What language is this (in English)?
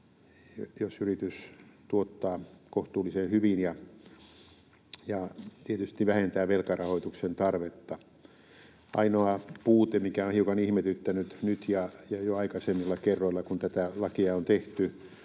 Finnish